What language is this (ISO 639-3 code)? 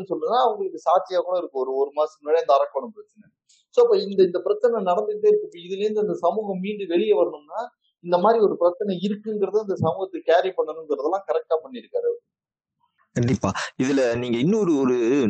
tam